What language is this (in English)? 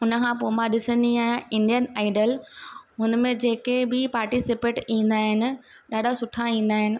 Sindhi